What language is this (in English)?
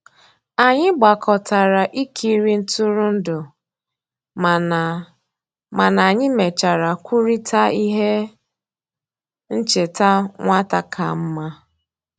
Igbo